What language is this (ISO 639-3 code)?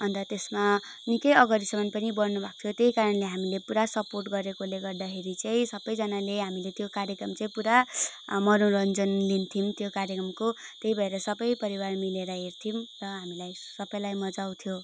nep